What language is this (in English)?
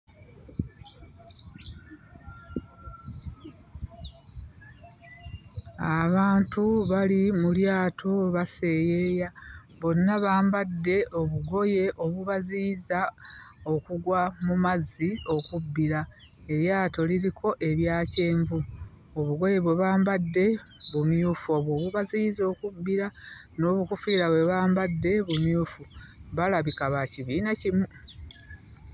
Ganda